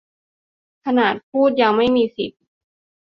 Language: Thai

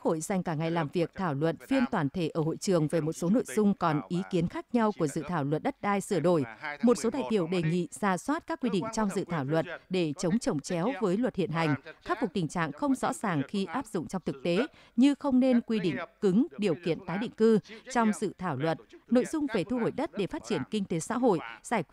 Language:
Vietnamese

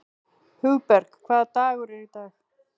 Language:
Icelandic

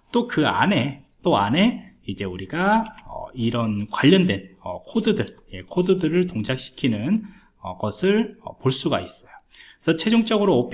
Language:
Korean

